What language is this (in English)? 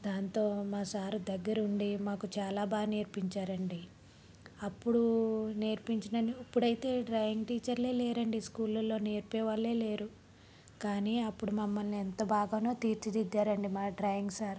Telugu